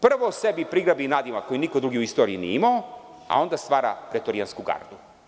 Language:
Serbian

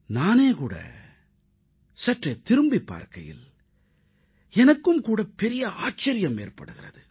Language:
Tamil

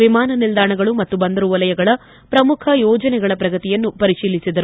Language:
Kannada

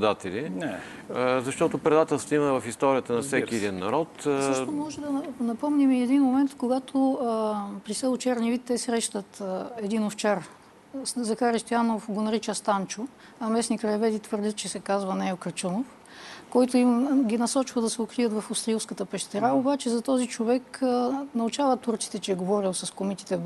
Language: Bulgarian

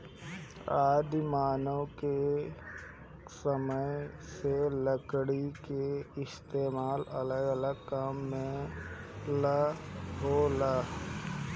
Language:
Bhojpuri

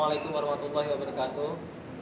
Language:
Indonesian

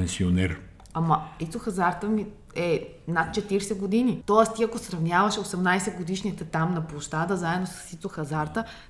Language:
Bulgarian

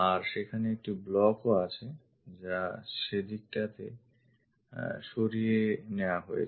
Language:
Bangla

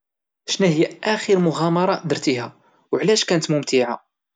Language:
Moroccan Arabic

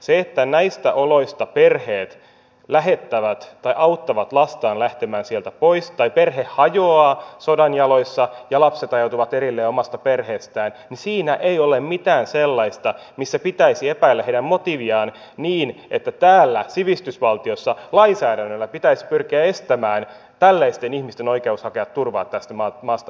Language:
Finnish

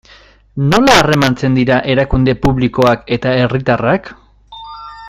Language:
Basque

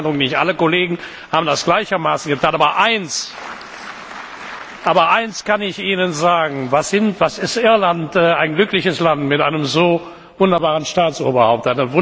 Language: German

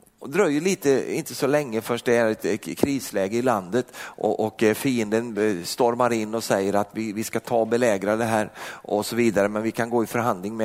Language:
Swedish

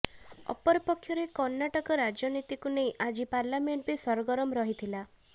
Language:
Odia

